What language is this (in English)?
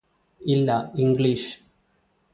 Malayalam